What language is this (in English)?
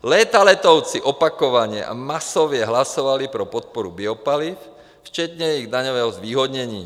Czech